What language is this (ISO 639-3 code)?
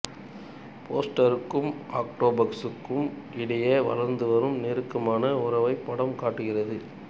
tam